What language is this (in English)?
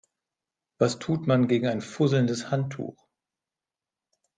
German